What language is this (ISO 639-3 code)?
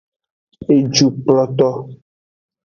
ajg